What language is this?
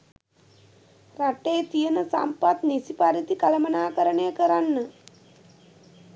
Sinhala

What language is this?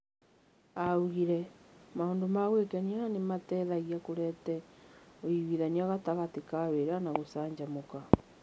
Kikuyu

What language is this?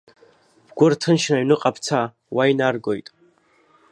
Abkhazian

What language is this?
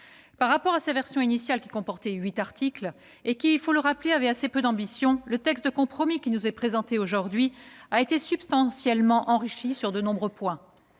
French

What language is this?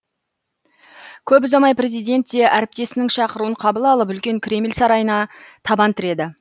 Kazakh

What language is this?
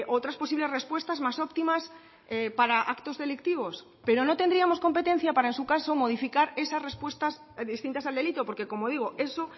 Spanish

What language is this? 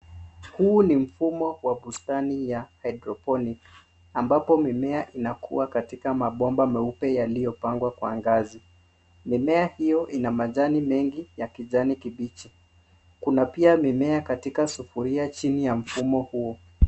Swahili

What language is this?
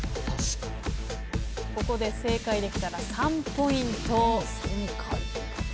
Japanese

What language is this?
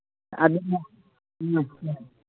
Manipuri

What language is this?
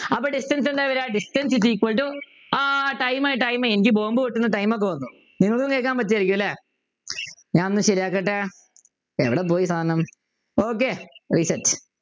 Malayalam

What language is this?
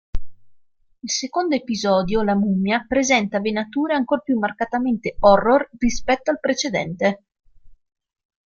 Italian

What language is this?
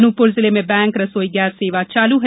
Hindi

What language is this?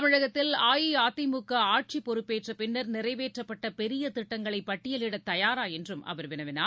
Tamil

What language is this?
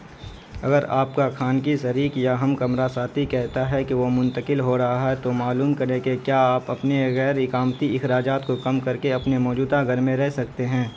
Urdu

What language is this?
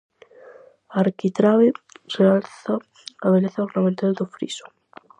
Galician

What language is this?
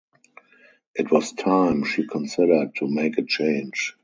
English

